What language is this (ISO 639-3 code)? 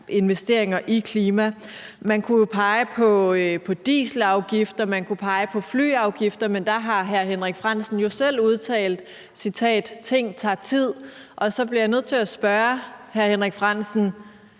dan